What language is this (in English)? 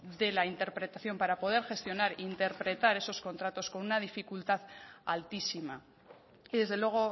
Spanish